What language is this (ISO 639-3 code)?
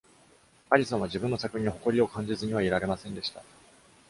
jpn